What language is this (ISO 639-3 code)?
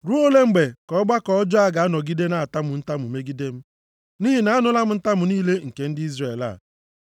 ibo